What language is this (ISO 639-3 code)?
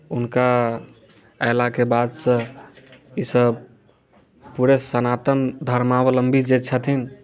mai